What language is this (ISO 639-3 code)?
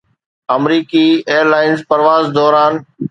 snd